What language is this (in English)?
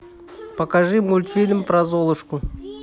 Russian